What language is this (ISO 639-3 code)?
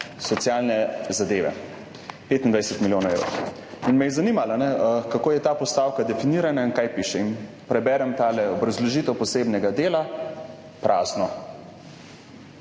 slv